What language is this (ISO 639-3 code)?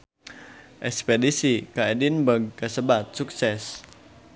sun